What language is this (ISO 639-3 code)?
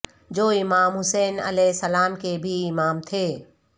urd